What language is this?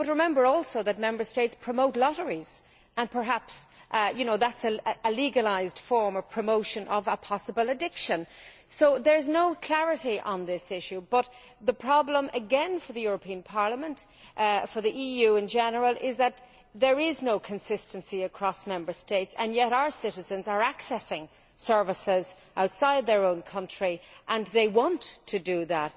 English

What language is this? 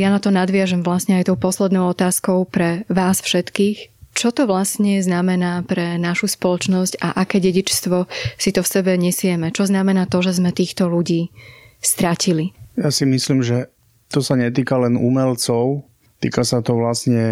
Slovak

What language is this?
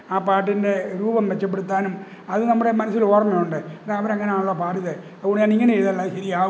Malayalam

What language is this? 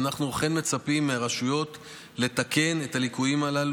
Hebrew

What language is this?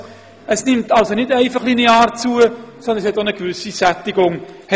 Swiss German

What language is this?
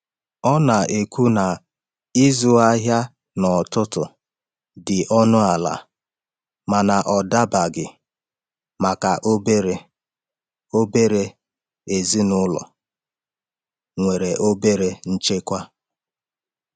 Igbo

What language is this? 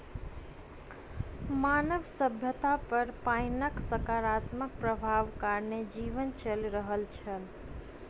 Maithili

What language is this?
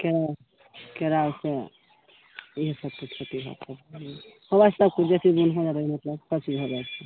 Maithili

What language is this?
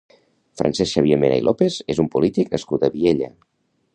Catalan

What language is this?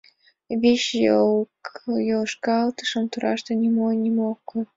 Mari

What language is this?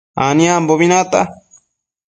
Matsés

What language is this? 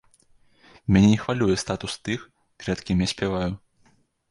Belarusian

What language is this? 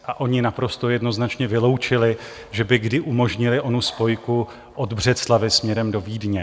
Czech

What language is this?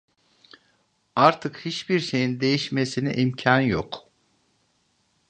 Turkish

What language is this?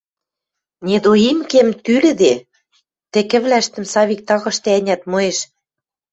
Western Mari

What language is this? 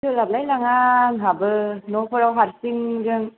Bodo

